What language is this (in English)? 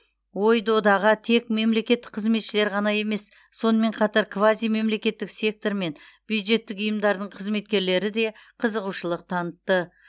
Kazakh